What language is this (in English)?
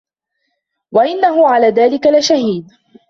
Arabic